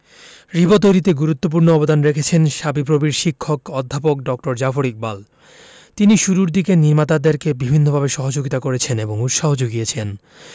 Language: Bangla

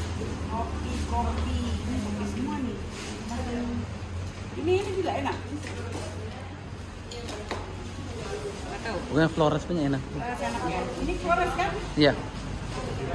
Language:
Indonesian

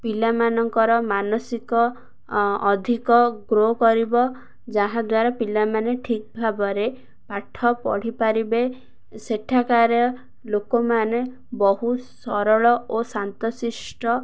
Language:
Odia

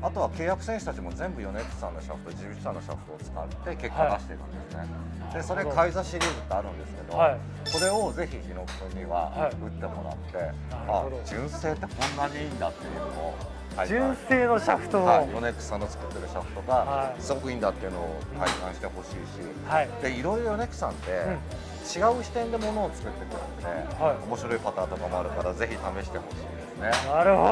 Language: Japanese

